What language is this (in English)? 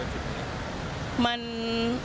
Thai